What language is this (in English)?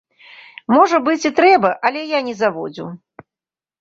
Belarusian